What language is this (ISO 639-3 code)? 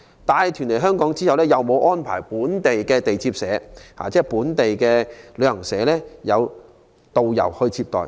yue